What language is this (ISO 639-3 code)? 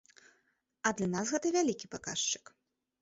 bel